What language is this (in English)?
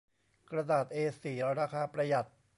Thai